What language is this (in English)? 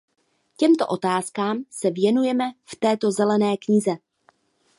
Czech